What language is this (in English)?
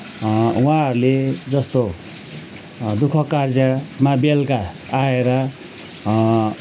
Nepali